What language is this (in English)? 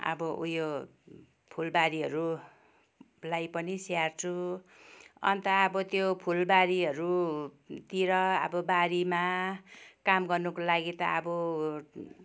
Nepali